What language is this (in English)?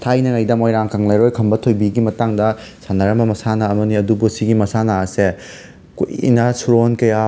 Manipuri